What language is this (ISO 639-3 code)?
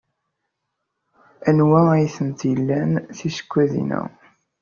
kab